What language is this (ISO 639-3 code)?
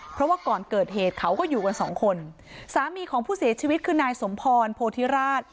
tha